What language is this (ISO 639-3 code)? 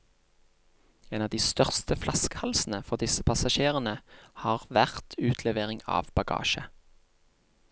nor